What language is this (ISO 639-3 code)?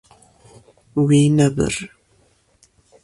kur